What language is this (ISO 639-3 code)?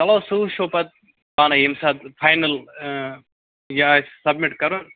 kas